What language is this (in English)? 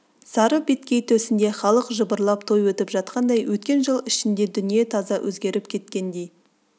Kazakh